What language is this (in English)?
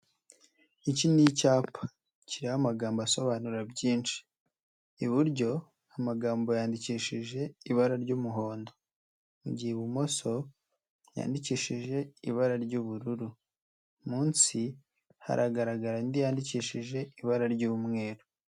Kinyarwanda